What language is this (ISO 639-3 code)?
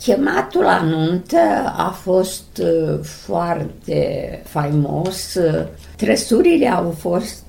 ron